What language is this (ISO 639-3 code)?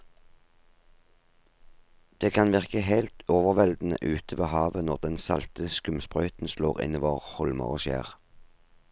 nor